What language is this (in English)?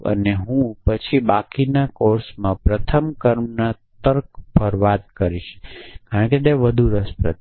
Gujarati